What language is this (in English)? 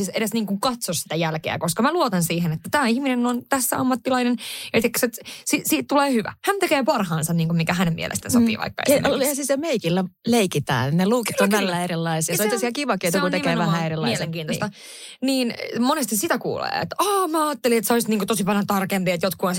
Finnish